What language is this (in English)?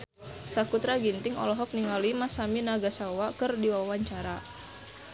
Sundanese